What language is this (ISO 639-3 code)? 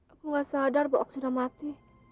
ind